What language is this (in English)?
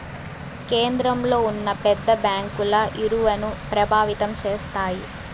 Telugu